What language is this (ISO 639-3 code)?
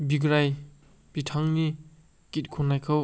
brx